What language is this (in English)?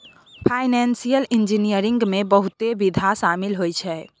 Maithili